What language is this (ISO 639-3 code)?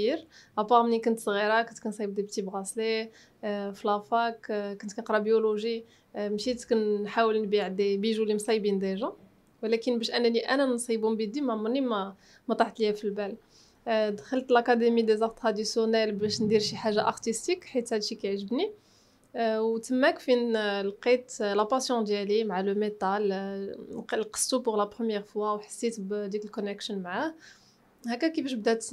ara